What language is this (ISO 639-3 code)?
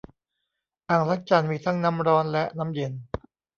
tha